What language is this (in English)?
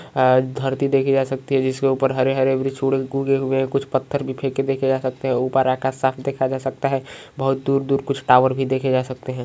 Magahi